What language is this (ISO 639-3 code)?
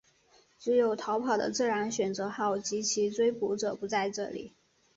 zho